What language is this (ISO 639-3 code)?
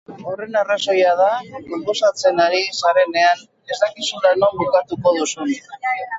eus